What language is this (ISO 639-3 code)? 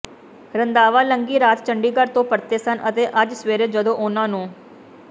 pan